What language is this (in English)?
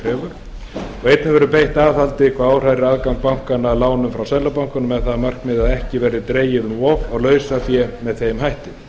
Icelandic